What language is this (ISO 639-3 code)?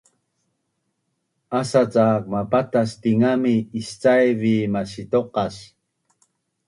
bnn